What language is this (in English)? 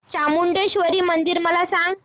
Marathi